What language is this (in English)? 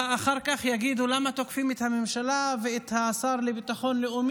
Hebrew